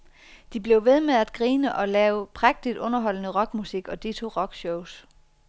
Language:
Danish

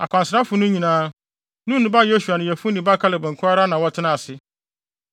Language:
Akan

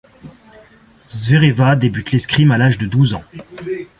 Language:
French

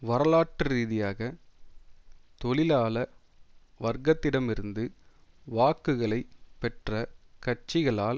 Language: Tamil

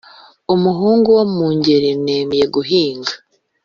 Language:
Kinyarwanda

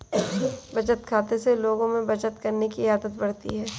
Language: Hindi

